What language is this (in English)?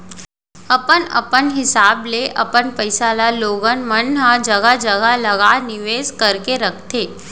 Chhattisgarhi